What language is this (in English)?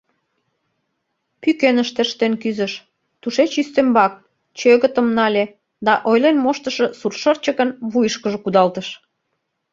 Mari